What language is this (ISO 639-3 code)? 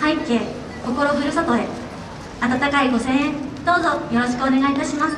jpn